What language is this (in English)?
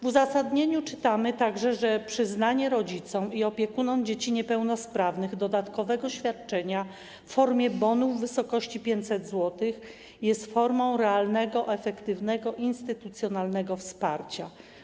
Polish